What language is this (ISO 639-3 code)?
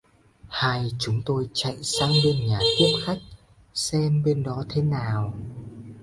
vie